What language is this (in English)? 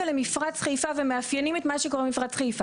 Hebrew